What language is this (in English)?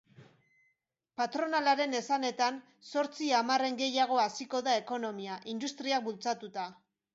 Basque